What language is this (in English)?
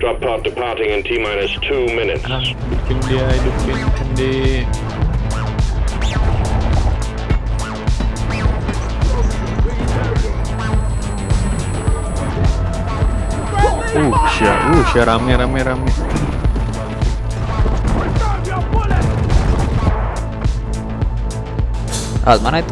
Indonesian